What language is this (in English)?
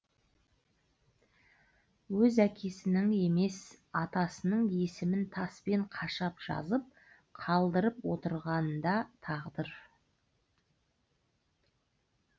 Kazakh